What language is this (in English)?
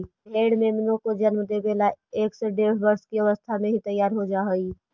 Magahi